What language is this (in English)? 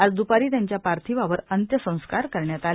Marathi